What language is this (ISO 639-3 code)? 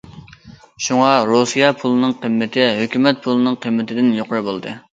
uig